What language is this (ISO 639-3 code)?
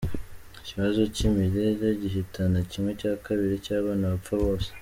kin